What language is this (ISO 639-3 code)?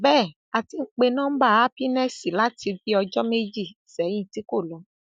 yor